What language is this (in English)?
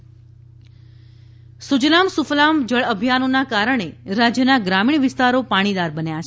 Gujarati